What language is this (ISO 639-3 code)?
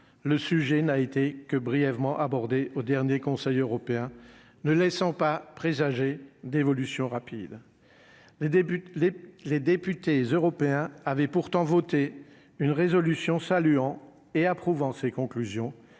fra